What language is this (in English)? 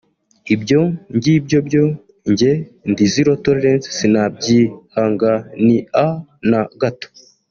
Kinyarwanda